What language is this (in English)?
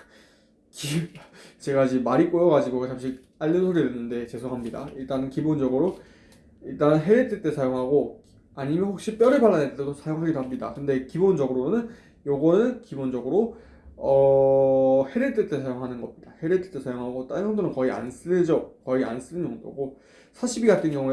Korean